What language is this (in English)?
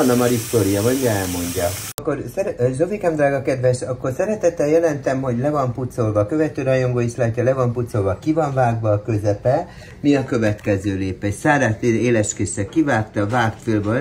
Hungarian